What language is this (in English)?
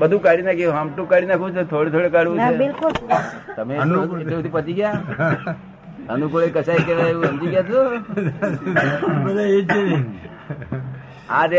Gujarati